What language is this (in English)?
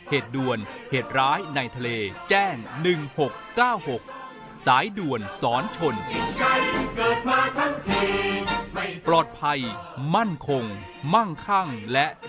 Thai